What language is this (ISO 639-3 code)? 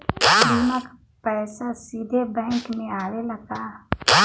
bho